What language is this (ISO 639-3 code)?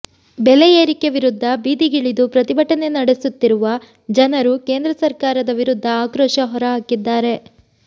kan